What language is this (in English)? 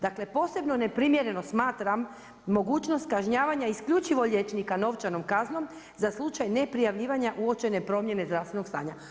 Croatian